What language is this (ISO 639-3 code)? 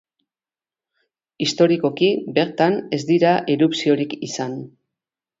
eus